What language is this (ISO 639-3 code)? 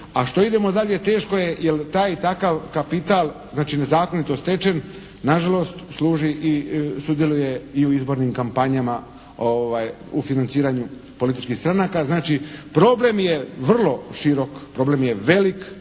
hrv